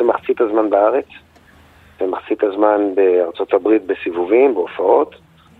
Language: Hebrew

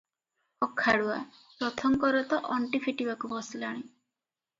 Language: Odia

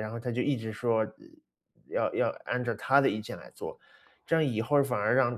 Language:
Chinese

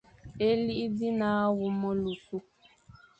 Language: Fang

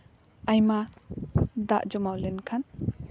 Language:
Santali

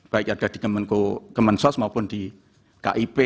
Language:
Indonesian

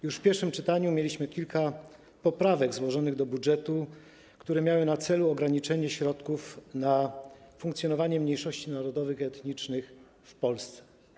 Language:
Polish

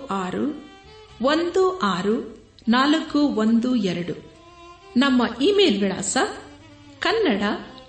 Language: Kannada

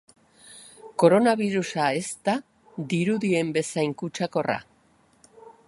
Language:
Basque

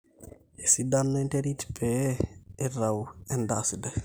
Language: Masai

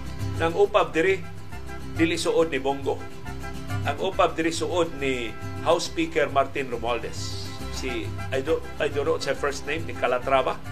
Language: Filipino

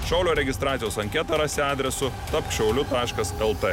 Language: Lithuanian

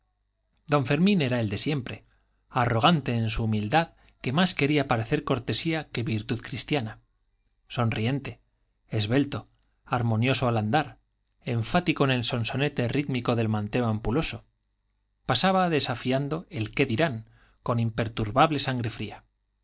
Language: Spanish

